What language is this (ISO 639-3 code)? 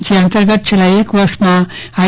guj